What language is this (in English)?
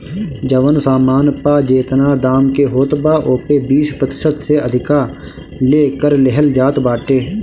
Bhojpuri